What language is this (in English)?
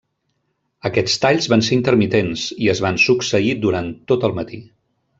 Catalan